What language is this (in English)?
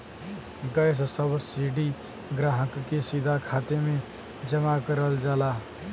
Bhojpuri